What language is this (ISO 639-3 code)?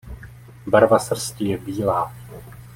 ces